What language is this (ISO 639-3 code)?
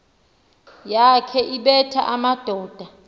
xho